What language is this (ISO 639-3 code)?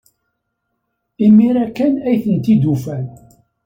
kab